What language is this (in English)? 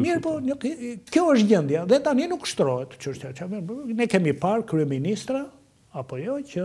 Romanian